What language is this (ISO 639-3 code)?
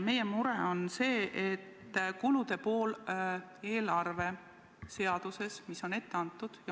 est